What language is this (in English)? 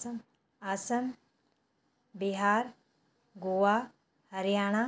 Sindhi